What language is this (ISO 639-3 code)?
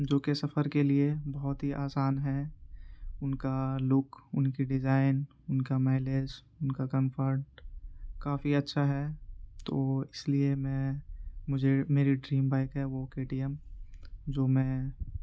urd